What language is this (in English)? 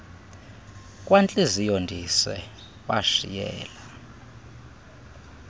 Xhosa